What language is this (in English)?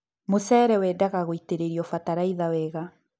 Kikuyu